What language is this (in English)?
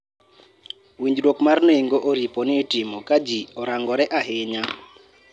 Luo (Kenya and Tanzania)